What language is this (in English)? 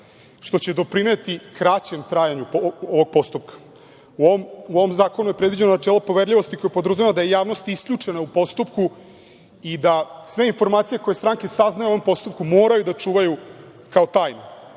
Serbian